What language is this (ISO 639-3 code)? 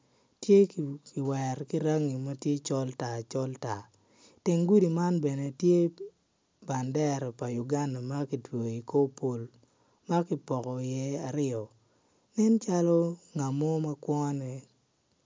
ach